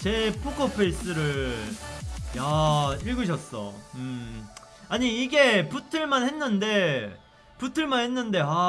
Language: Korean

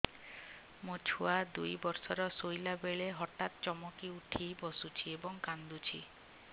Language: Odia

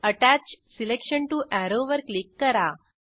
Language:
Marathi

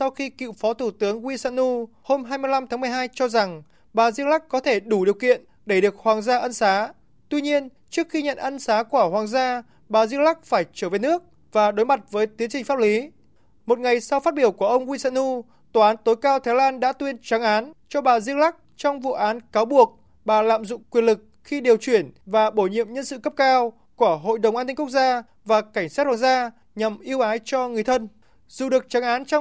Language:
Vietnamese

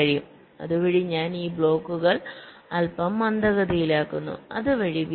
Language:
Malayalam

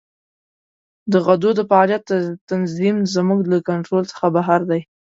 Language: Pashto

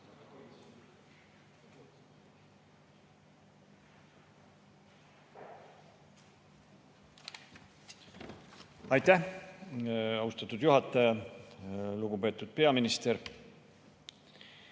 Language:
Estonian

